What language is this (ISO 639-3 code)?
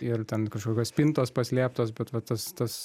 lit